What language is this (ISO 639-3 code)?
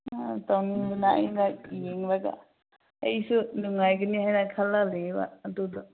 mni